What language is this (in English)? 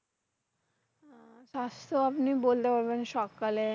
Bangla